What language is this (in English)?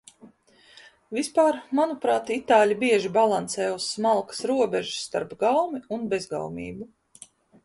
Latvian